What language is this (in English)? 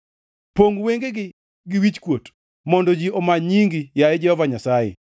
Luo (Kenya and Tanzania)